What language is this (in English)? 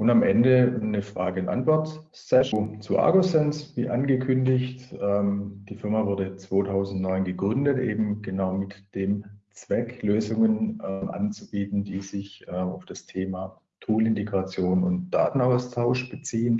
German